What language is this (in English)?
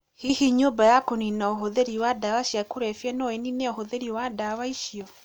Kikuyu